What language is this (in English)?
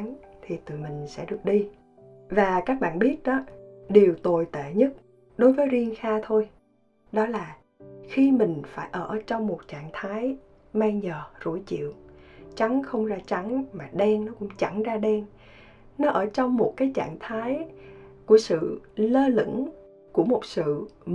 Vietnamese